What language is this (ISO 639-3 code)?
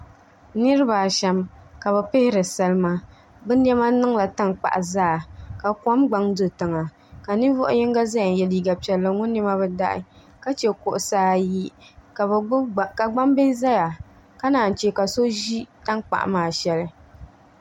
dag